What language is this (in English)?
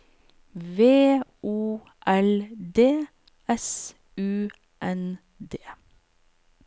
Norwegian